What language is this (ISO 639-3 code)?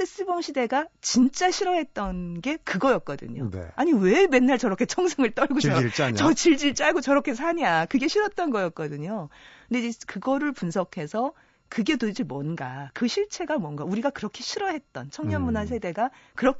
kor